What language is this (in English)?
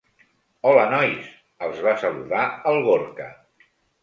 Catalan